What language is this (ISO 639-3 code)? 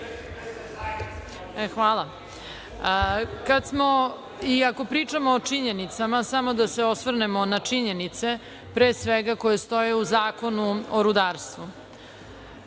srp